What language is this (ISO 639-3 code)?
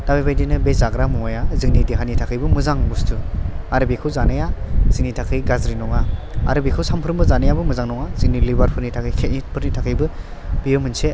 brx